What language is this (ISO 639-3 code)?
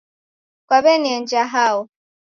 dav